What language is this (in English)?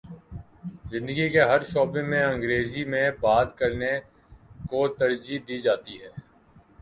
Urdu